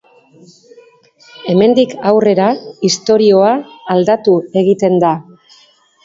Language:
Basque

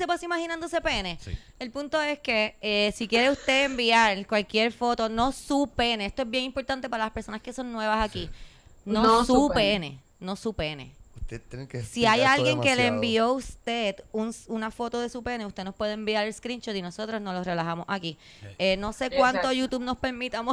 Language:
Spanish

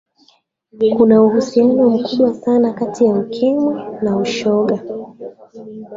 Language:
Swahili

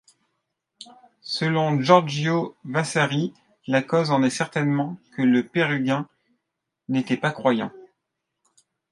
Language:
French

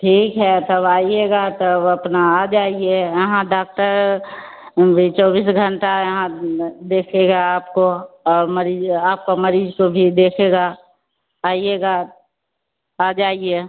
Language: Hindi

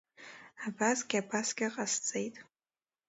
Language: Abkhazian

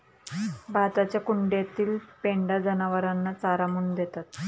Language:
Marathi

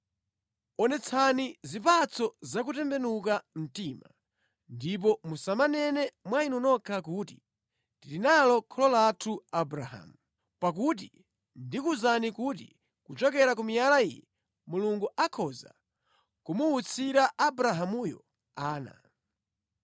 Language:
Nyanja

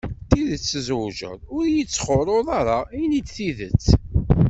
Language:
Kabyle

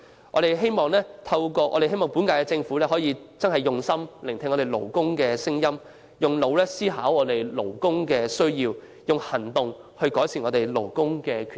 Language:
Cantonese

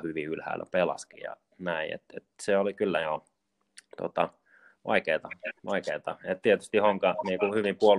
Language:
Finnish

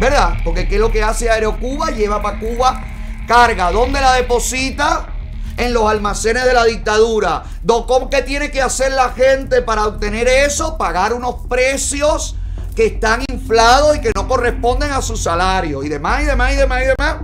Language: Spanish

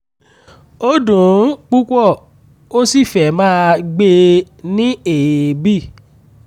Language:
Yoruba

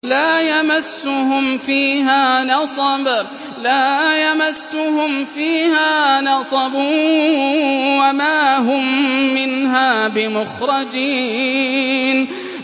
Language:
Arabic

